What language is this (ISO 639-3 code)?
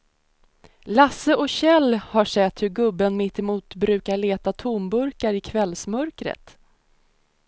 swe